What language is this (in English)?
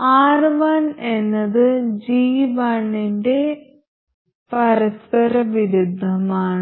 Malayalam